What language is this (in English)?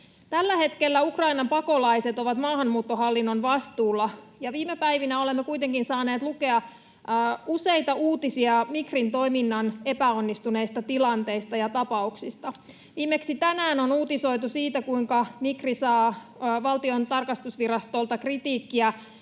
Finnish